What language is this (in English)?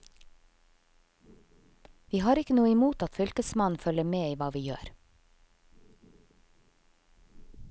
Norwegian